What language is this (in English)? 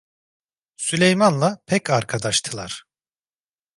Turkish